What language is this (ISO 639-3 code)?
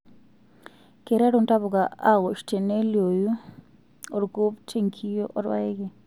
mas